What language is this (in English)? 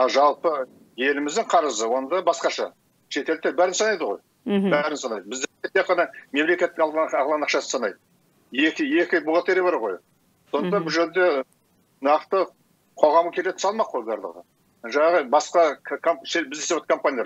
Turkish